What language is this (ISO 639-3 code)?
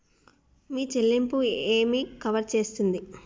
tel